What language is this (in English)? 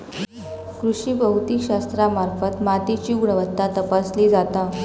Marathi